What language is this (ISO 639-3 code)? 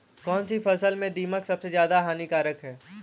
hin